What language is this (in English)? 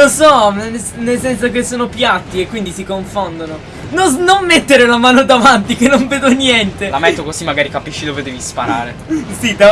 Italian